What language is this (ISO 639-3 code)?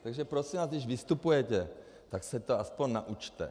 ces